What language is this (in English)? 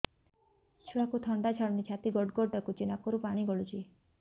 Odia